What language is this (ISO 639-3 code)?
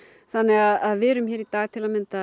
isl